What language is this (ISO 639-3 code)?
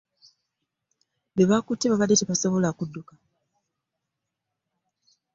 lug